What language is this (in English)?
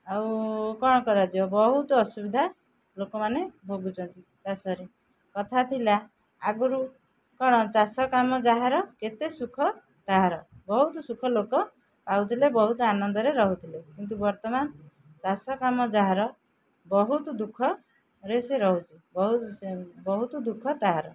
Odia